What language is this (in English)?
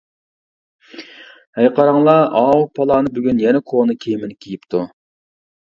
Uyghur